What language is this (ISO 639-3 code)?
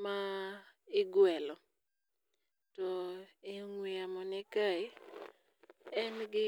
luo